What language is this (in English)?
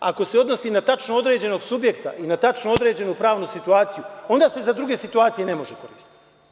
Serbian